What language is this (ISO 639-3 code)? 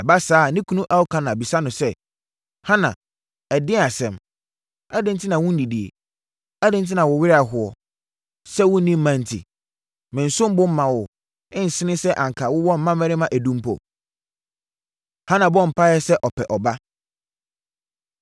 aka